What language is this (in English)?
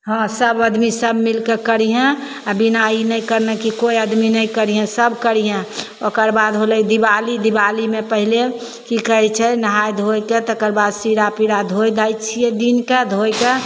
Maithili